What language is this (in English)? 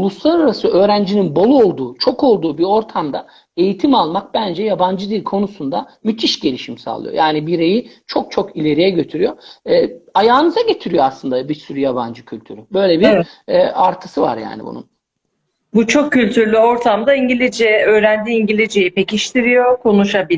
Turkish